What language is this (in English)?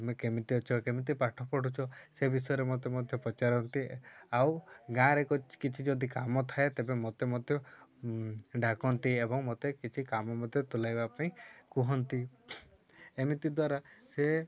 Odia